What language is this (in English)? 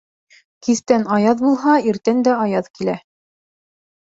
Bashkir